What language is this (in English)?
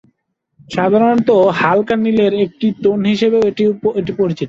Bangla